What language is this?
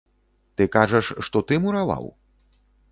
Belarusian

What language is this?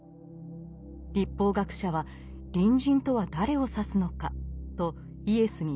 Japanese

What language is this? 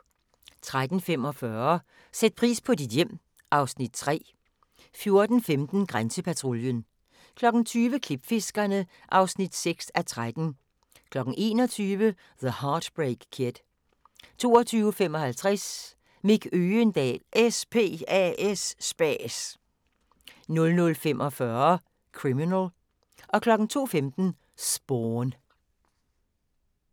Danish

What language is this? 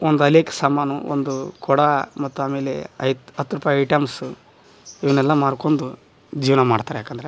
Kannada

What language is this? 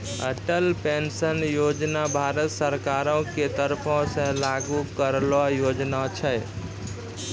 Maithili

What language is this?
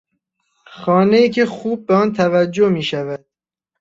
Persian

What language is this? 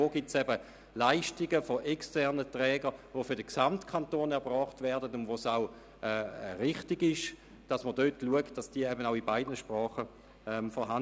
Swiss German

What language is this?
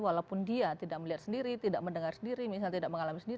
Indonesian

